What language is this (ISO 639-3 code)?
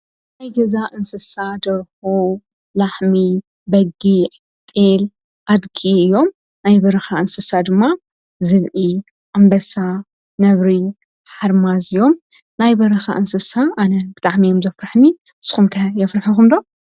tir